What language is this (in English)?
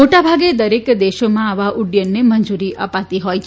Gujarati